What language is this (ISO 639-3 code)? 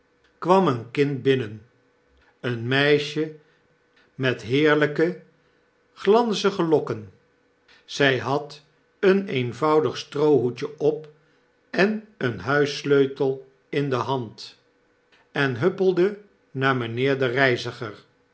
nld